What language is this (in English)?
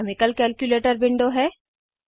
Hindi